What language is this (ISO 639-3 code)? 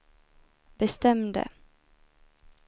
swe